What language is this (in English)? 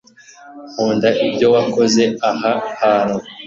Kinyarwanda